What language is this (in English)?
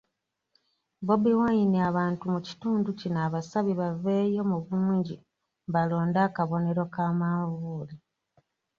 Ganda